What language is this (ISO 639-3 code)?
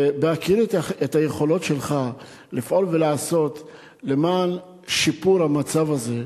heb